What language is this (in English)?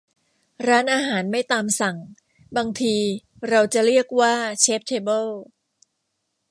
Thai